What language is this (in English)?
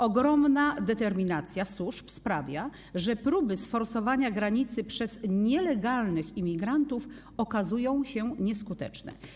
Polish